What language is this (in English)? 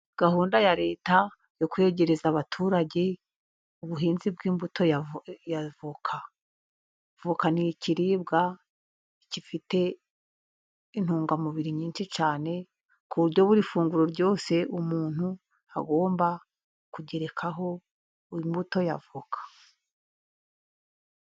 Kinyarwanda